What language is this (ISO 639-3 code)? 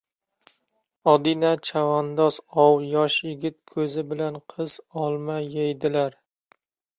uzb